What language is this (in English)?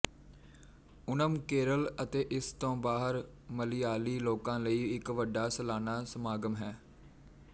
Punjabi